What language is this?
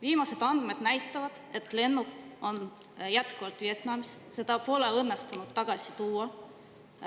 Estonian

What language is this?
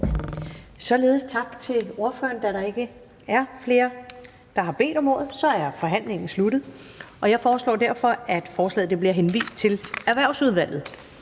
Danish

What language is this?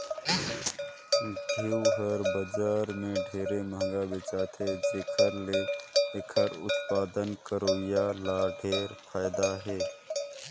Chhattisgarhi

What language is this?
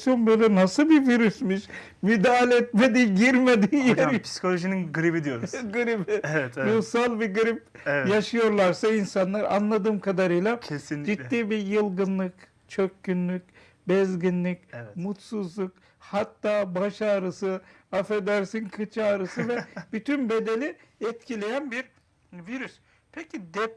Turkish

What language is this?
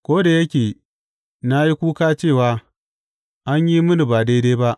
Hausa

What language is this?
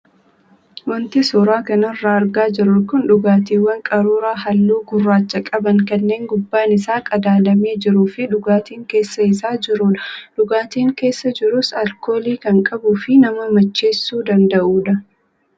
Oromo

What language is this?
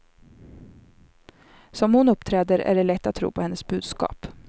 Swedish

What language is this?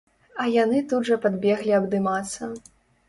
Belarusian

